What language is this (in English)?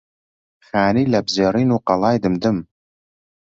Central Kurdish